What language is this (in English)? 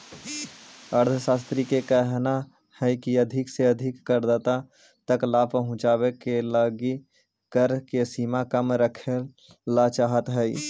Magahi